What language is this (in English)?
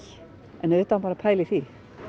Icelandic